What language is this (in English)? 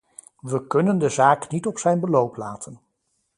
Dutch